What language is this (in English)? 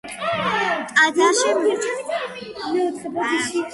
Georgian